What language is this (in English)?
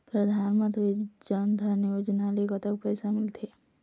Chhattisgarhi